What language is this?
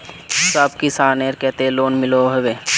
Magahi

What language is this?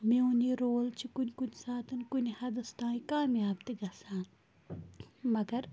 Kashmiri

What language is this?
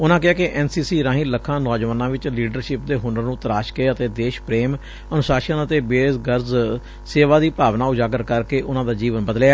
Punjabi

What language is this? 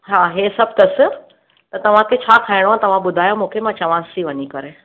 Sindhi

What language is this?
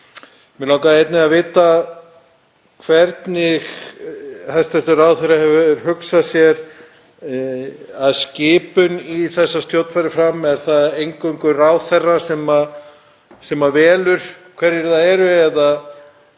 Icelandic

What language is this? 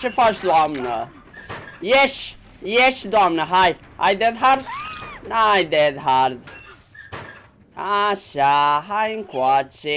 Romanian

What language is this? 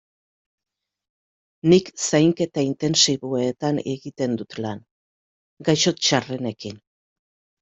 Basque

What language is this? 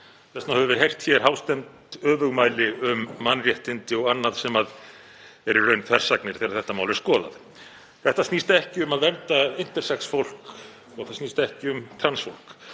Icelandic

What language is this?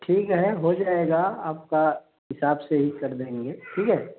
Hindi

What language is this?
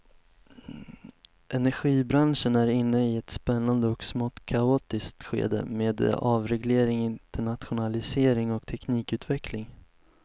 Swedish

